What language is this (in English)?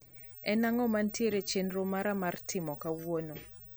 Luo (Kenya and Tanzania)